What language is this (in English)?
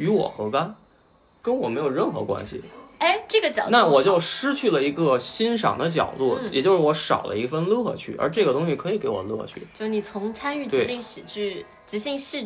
Chinese